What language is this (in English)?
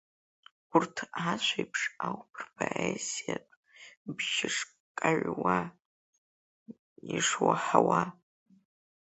Abkhazian